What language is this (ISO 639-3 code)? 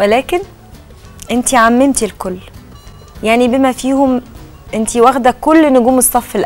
ara